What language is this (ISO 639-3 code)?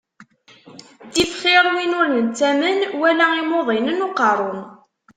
kab